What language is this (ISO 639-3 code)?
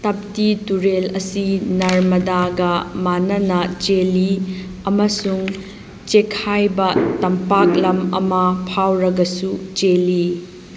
mni